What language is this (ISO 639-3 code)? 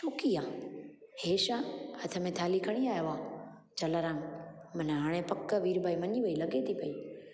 snd